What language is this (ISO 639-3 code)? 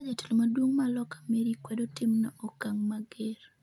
luo